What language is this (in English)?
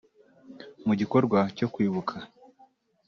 Kinyarwanda